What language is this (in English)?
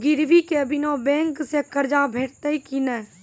Maithili